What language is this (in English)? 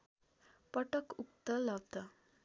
Nepali